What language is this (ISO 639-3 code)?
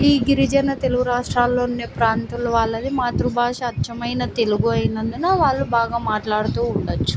tel